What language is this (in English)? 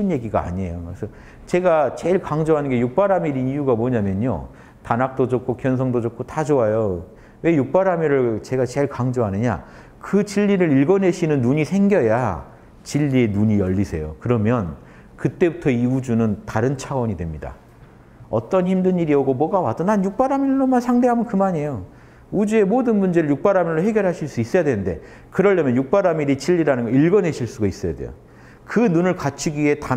Korean